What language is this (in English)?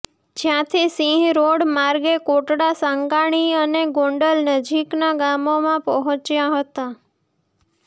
Gujarati